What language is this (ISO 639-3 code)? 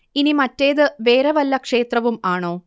mal